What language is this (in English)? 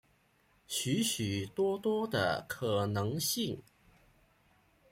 Chinese